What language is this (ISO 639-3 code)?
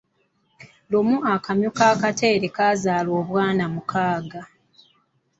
lug